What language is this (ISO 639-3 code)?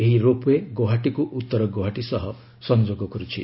ori